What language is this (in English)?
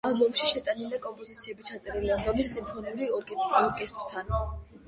Georgian